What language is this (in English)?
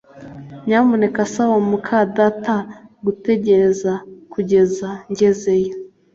Kinyarwanda